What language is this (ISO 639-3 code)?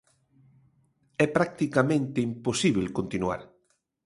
glg